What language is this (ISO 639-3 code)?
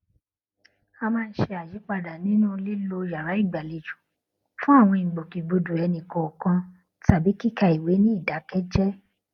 yor